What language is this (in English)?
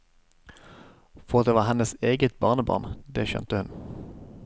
Norwegian